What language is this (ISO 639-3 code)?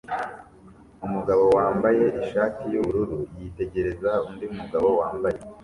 kin